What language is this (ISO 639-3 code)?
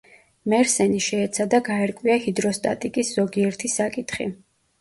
kat